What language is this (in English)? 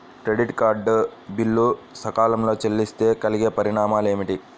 Telugu